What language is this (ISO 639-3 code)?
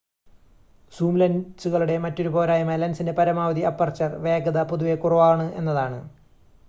mal